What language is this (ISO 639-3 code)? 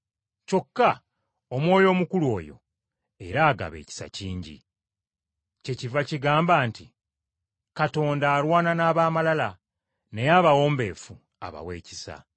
lug